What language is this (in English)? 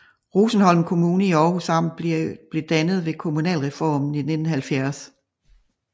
Danish